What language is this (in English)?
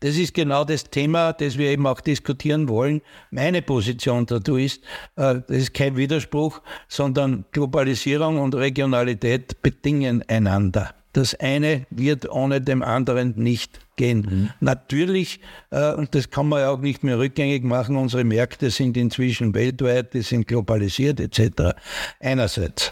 German